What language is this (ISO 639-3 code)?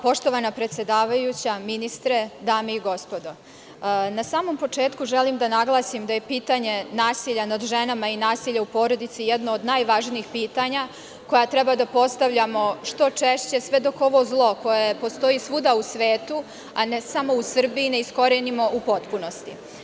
srp